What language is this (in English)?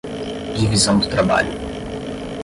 Portuguese